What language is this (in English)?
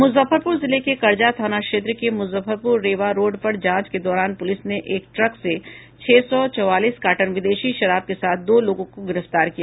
Hindi